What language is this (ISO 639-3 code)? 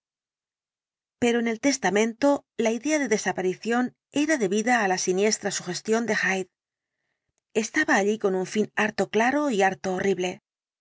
spa